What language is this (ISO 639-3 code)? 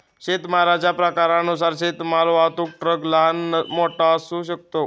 mar